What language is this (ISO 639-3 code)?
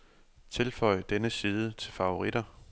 dan